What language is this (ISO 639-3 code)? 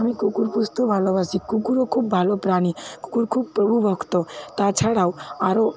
ben